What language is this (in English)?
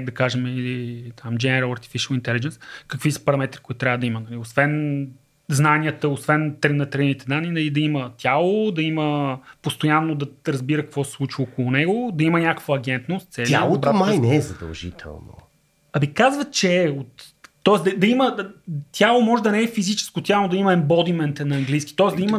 Bulgarian